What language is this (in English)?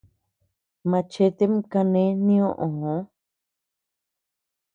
Tepeuxila Cuicatec